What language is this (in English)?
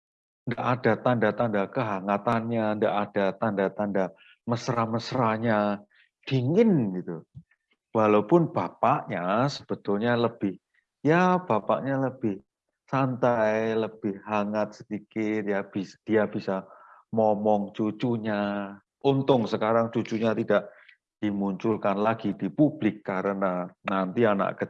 Indonesian